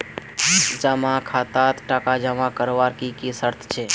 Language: Magahi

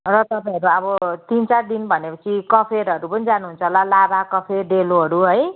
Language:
Nepali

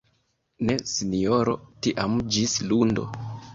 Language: Esperanto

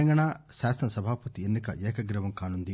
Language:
Telugu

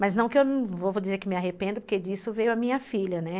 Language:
Portuguese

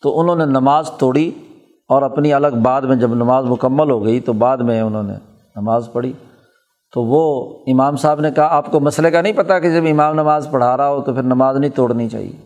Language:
Urdu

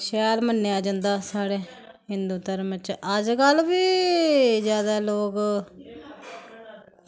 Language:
Dogri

